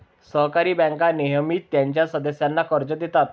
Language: Marathi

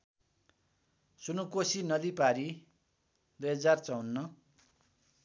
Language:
Nepali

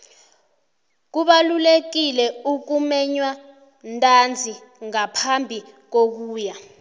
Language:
South Ndebele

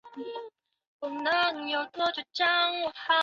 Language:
Chinese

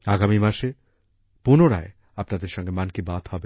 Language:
Bangla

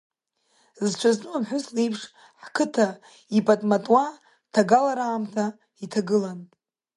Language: Abkhazian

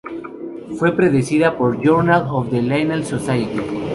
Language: Spanish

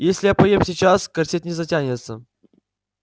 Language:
Russian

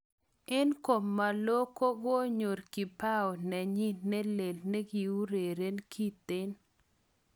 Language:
Kalenjin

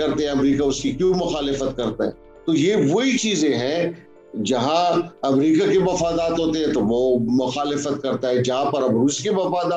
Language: Urdu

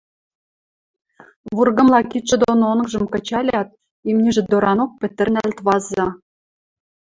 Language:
Western Mari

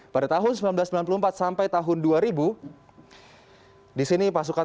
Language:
Indonesian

